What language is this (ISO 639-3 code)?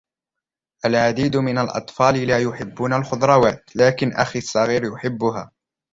ara